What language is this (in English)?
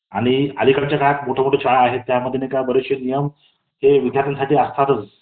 Marathi